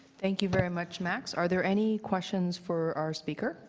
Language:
English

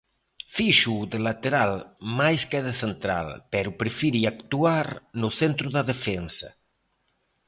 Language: Galician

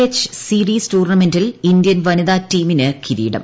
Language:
Malayalam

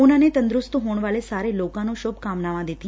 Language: Punjabi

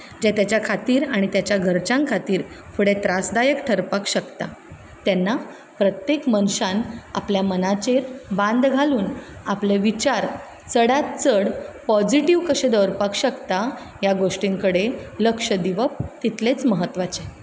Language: Konkani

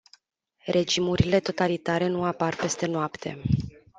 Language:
Romanian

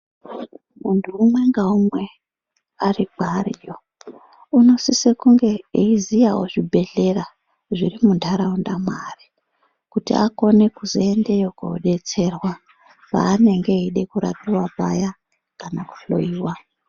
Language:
Ndau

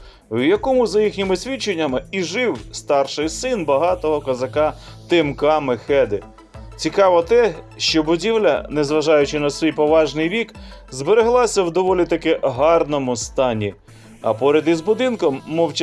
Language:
Ukrainian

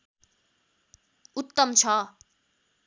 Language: Nepali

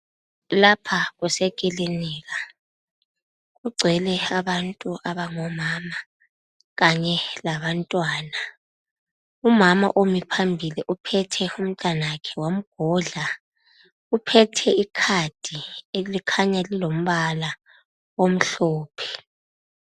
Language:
North Ndebele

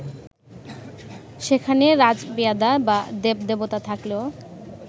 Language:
Bangla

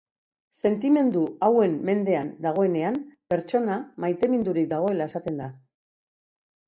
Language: Basque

